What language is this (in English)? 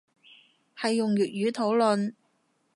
Cantonese